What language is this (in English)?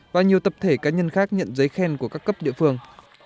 Vietnamese